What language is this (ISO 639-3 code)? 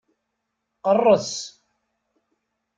kab